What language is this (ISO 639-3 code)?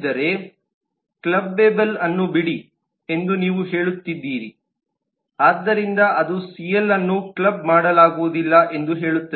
kan